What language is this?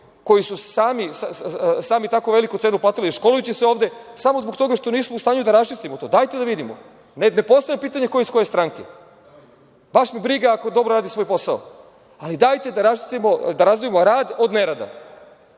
Serbian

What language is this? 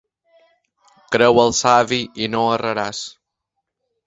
Catalan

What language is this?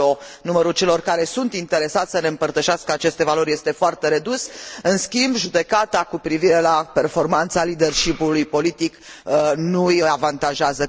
Romanian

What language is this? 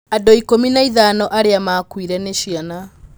Kikuyu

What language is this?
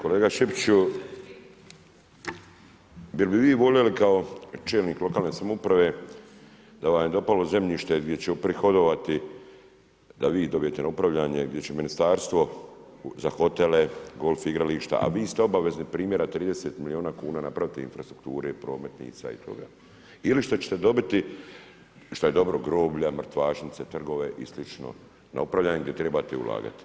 Croatian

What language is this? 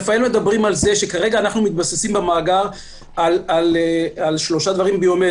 Hebrew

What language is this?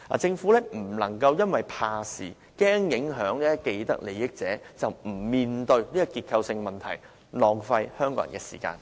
Cantonese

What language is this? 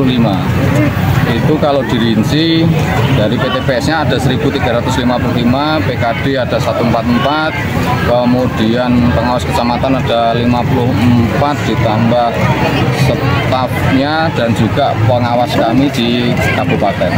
Indonesian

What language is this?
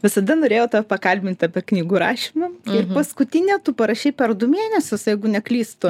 Lithuanian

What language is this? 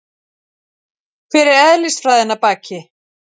Icelandic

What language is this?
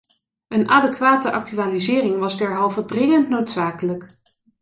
Dutch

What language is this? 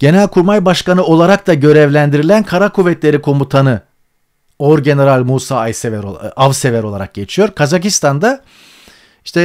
Turkish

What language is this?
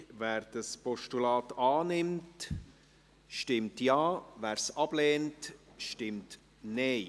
Swiss German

